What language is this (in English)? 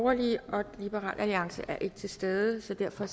Danish